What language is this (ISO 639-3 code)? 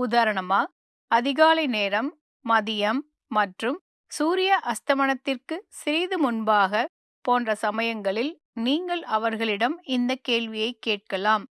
tam